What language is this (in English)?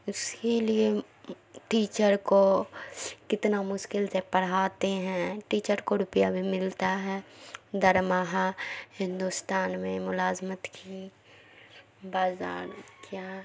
Urdu